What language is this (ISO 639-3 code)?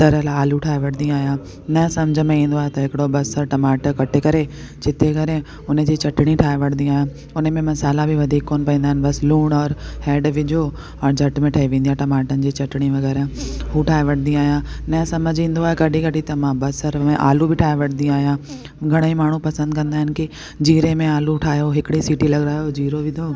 snd